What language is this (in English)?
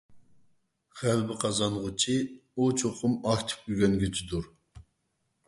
Uyghur